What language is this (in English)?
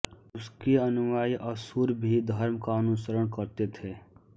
Hindi